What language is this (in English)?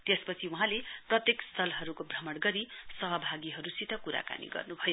Nepali